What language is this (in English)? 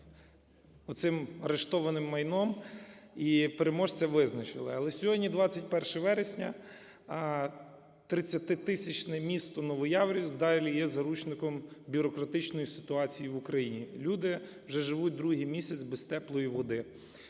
Ukrainian